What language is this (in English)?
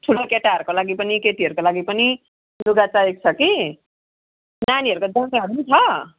Nepali